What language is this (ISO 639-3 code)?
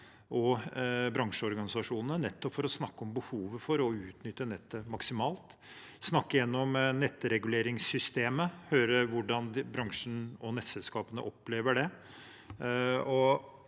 nor